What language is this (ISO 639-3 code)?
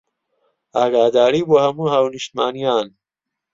ckb